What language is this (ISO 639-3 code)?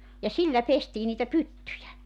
fin